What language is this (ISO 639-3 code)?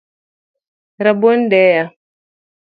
luo